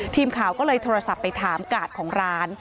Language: Thai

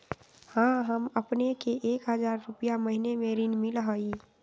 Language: Magahi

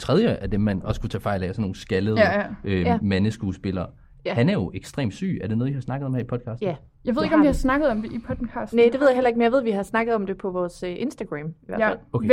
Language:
Danish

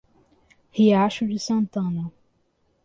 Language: Portuguese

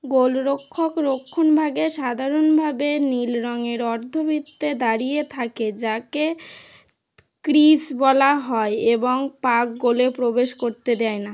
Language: Bangla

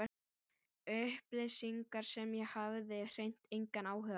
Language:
Icelandic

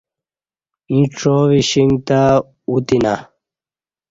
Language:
Kati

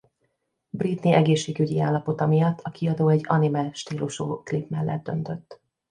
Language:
Hungarian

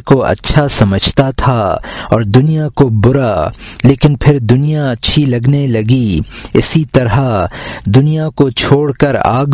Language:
Urdu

